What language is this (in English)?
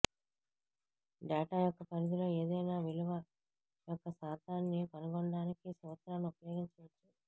Telugu